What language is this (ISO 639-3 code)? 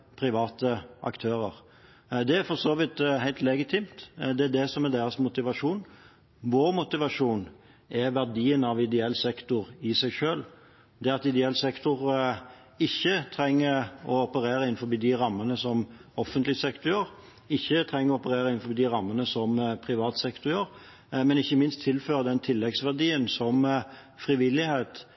nob